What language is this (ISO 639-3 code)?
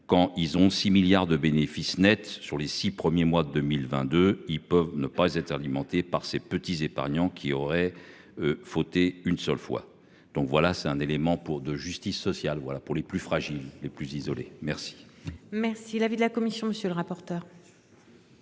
fra